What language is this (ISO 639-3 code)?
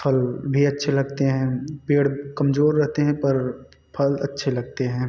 hin